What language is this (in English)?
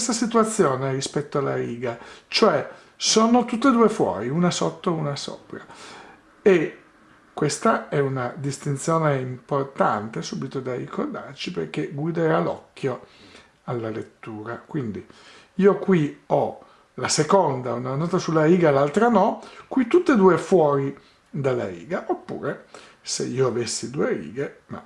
Italian